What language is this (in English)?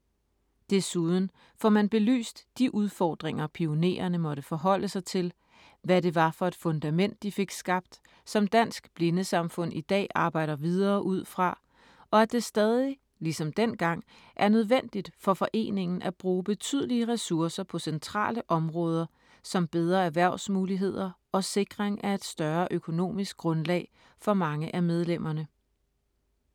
Danish